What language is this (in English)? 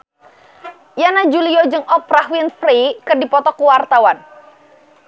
Sundanese